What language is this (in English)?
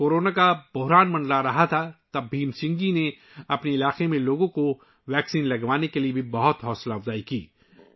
Urdu